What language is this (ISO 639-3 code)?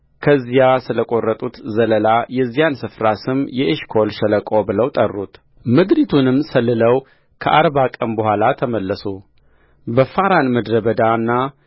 amh